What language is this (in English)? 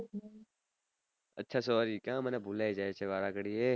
Gujarati